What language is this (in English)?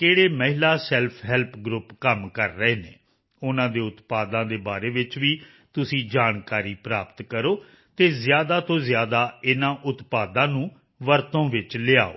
Punjabi